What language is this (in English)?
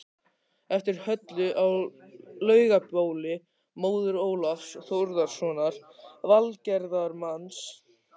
Icelandic